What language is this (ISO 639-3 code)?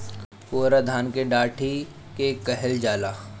bho